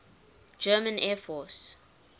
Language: English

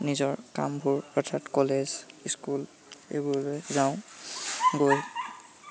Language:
Assamese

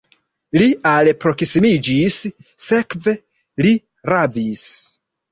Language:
Esperanto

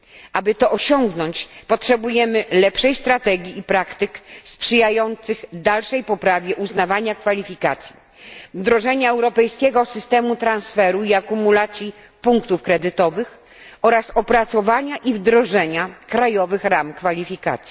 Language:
Polish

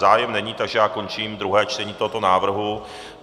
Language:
Czech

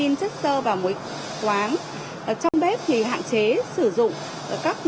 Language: Vietnamese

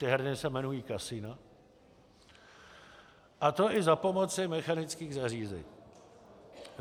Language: Czech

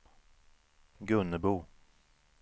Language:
Swedish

